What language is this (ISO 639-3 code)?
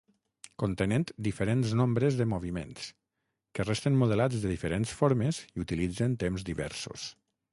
cat